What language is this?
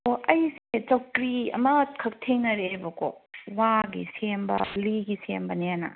Manipuri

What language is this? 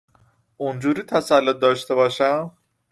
Persian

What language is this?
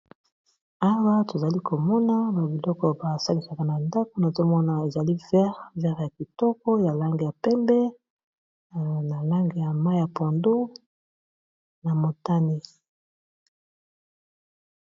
Lingala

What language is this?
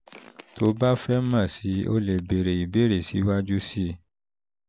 Yoruba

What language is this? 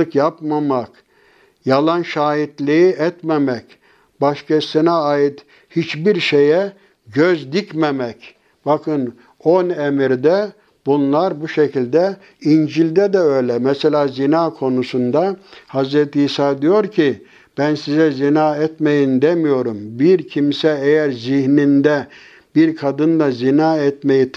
Turkish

